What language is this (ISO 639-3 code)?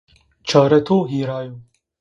zza